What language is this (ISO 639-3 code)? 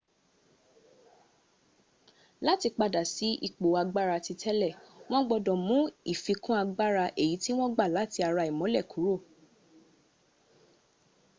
yor